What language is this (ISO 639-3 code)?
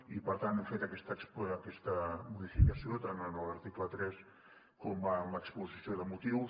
cat